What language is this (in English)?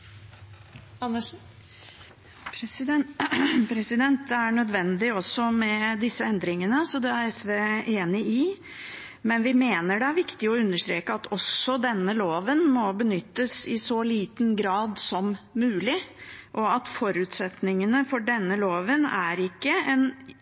Norwegian Bokmål